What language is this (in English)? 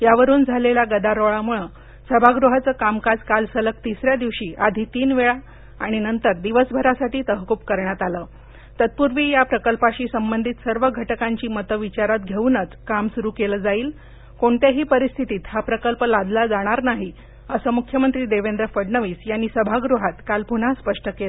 Marathi